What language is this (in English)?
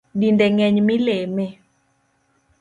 Luo (Kenya and Tanzania)